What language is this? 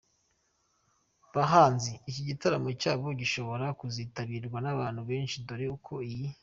Kinyarwanda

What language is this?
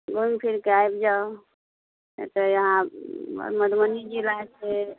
Maithili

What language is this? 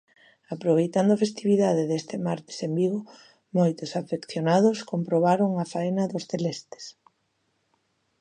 Galician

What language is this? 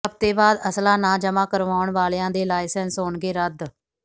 Punjabi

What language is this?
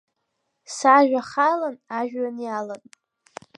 Abkhazian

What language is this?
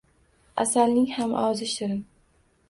Uzbek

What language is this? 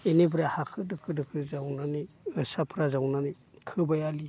Bodo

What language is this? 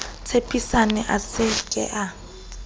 Southern Sotho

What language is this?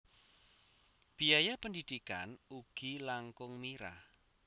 Javanese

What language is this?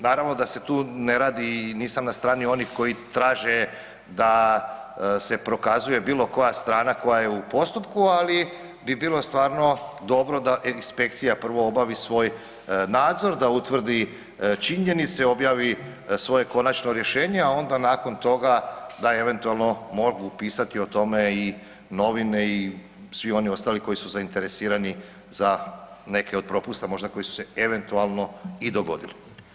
Croatian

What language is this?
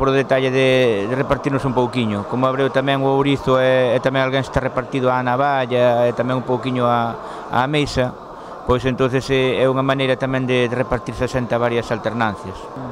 Russian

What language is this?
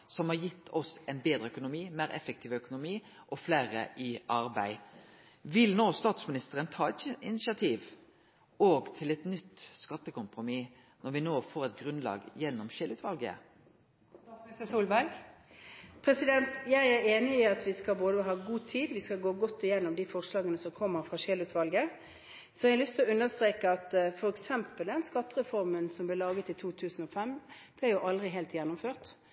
Norwegian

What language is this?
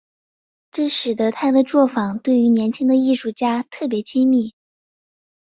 Chinese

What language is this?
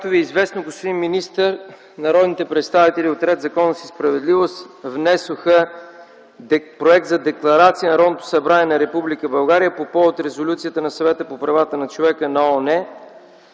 Bulgarian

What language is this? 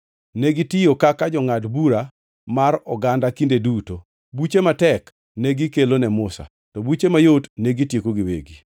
Luo (Kenya and Tanzania)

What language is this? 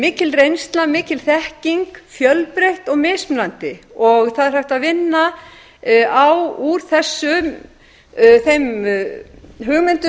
Icelandic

